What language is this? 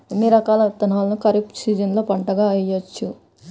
Telugu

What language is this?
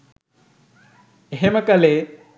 Sinhala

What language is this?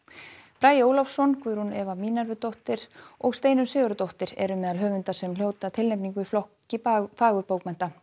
Icelandic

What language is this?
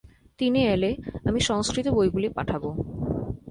Bangla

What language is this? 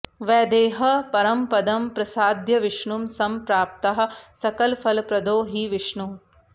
Sanskrit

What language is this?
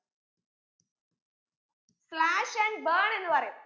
Malayalam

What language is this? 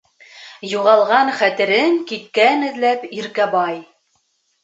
Bashkir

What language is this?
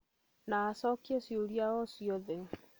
Kikuyu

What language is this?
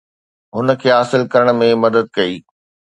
Sindhi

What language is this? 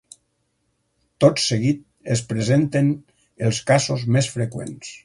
Catalan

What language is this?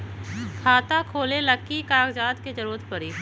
Magahi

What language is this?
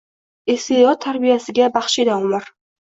Uzbek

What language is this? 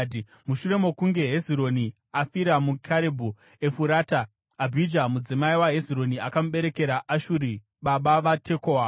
Shona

